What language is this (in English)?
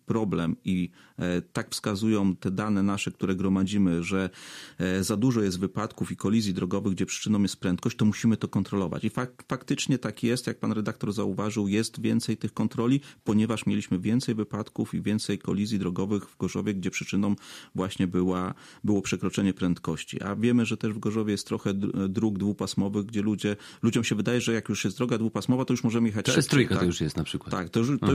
Polish